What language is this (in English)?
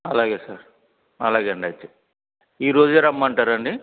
Telugu